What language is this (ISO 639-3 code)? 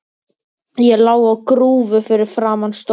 isl